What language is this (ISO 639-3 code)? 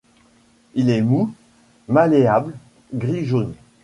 fra